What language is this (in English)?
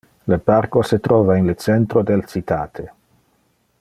Interlingua